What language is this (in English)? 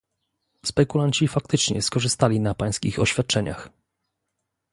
Polish